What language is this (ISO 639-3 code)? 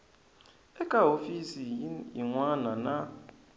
tso